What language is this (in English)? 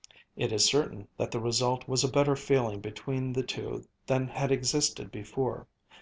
English